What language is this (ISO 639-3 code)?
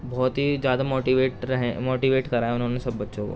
urd